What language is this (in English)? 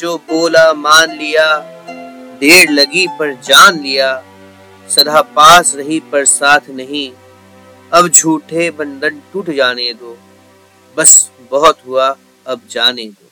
Hindi